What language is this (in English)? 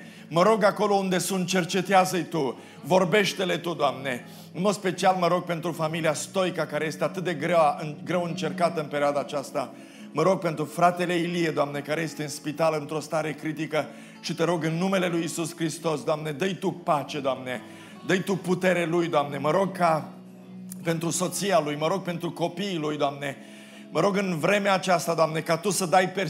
Romanian